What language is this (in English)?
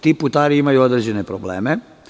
Serbian